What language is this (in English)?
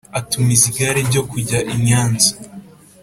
Kinyarwanda